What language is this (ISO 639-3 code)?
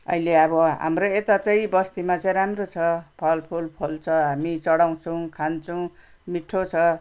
nep